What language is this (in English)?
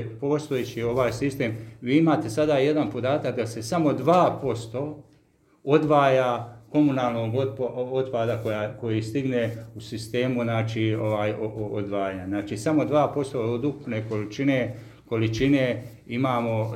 Croatian